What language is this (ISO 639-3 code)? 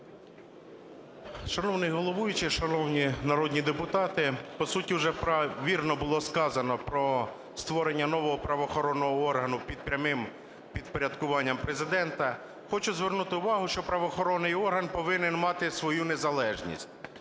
ukr